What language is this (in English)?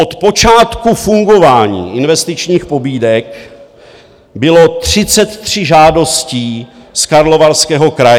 Czech